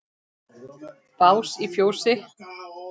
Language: Icelandic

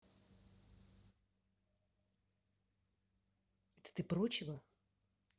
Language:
Russian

